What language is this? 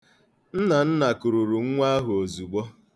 Igbo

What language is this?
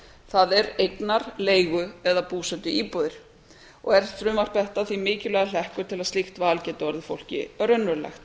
Icelandic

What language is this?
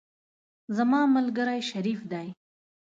Pashto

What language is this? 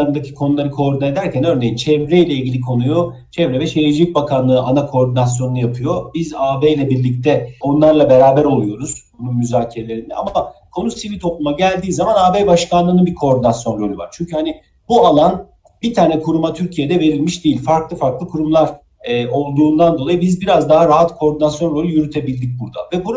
Turkish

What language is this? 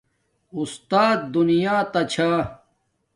Domaaki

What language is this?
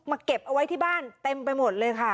Thai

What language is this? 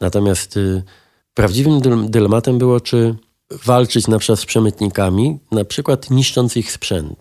Polish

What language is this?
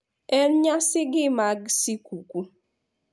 Luo (Kenya and Tanzania)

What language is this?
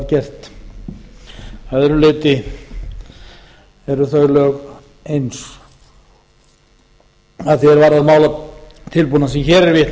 Icelandic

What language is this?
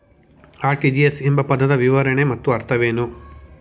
Kannada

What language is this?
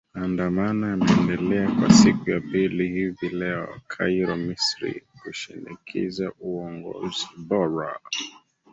Swahili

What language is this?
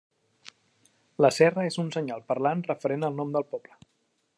Catalan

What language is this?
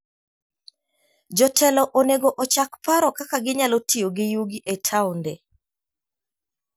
Luo (Kenya and Tanzania)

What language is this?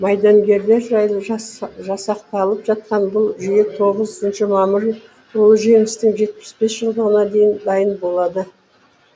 Kazakh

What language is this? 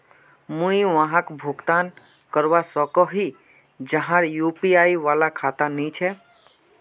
Magahi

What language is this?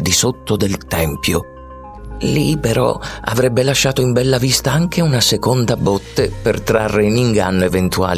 Italian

